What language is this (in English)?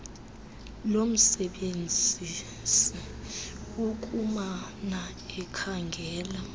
Xhosa